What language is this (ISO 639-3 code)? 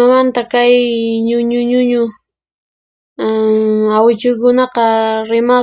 qxp